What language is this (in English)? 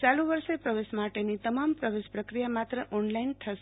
Gujarati